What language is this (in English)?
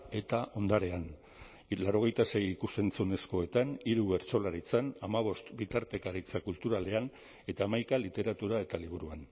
Basque